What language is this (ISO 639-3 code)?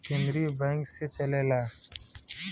bho